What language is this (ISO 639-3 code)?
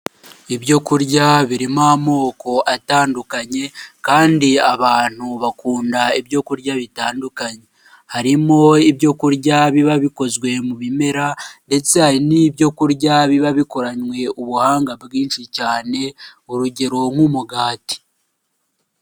kin